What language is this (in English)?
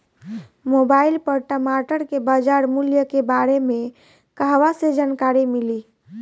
Bhojpuri